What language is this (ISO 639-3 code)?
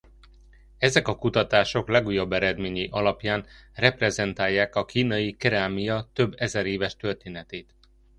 hun